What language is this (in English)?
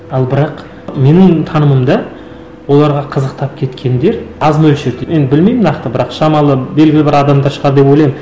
Kazakh